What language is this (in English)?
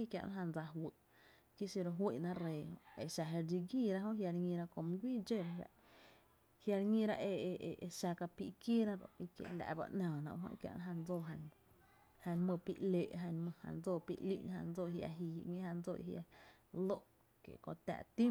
Tepinapa Chinantec